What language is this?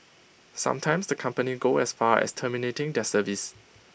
English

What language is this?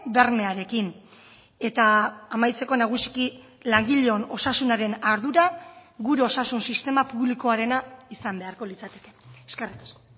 Basque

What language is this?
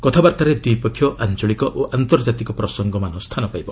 Odia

